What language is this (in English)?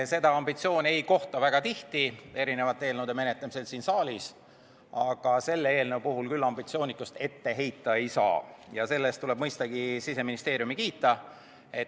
Estonian